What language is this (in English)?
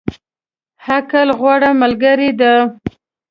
Pashto